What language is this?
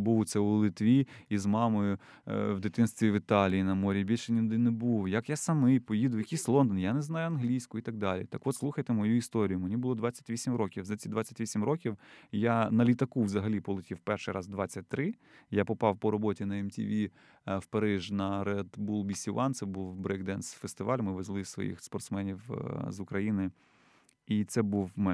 Ukrainian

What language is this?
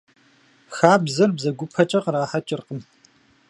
Kabardian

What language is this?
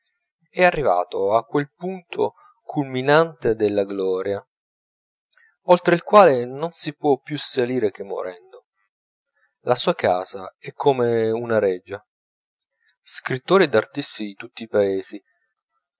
Italian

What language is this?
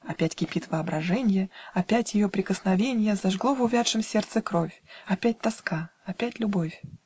Russian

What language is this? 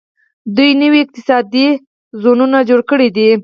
Pashto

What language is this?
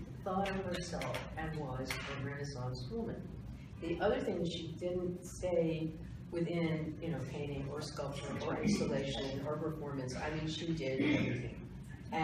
English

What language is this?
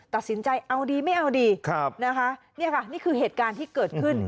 Thai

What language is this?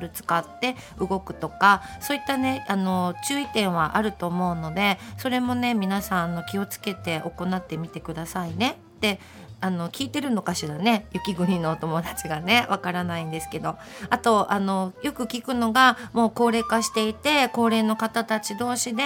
Japanese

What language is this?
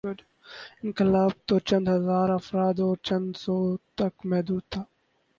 Urdu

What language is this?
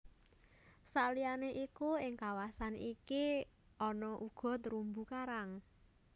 Javanese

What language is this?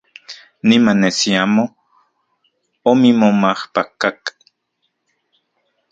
Central Puebla Nahuatl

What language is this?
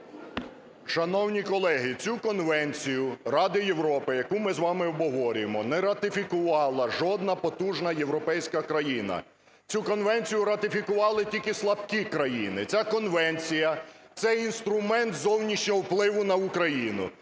Ukrainian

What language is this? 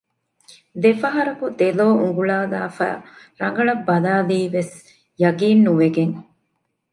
Divehi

